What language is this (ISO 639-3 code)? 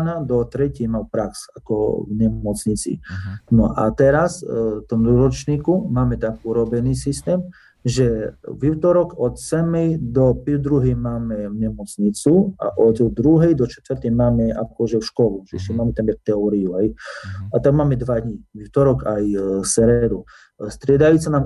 slk